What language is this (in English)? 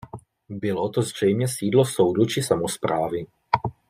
Czech